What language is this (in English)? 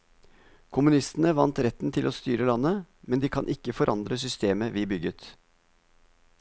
Norwegian